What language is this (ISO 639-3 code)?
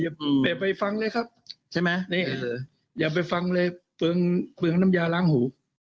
tha